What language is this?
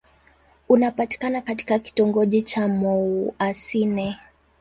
Swahili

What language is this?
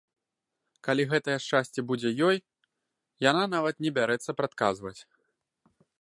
Belarusian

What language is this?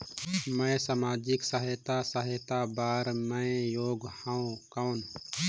Chhattisgarhi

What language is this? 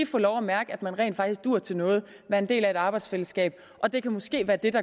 Danish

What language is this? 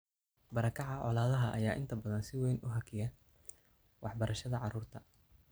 Somali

